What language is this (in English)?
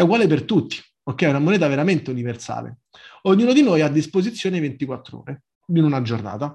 Italian